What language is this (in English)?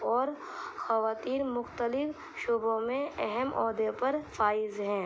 Urdu